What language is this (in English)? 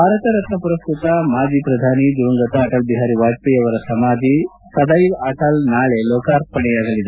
Kannada